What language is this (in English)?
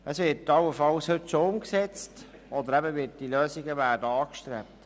Swiss German